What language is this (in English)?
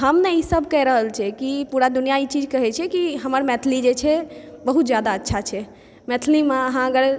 Maithili